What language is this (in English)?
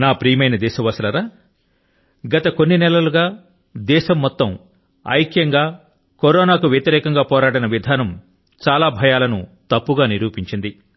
Telugu